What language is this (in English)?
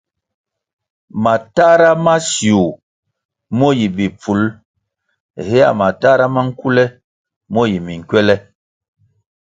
Kwasio